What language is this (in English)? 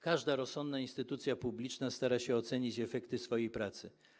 Polish